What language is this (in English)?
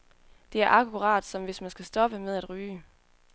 Danish